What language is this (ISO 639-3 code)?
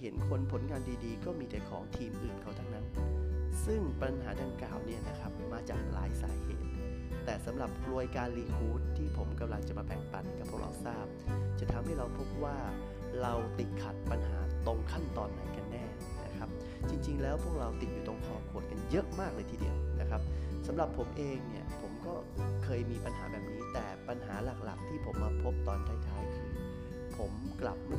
tha